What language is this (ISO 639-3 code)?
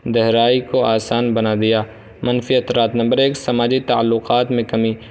urd